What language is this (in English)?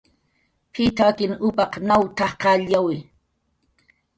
Jaqaru